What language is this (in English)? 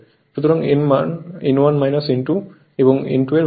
Bangla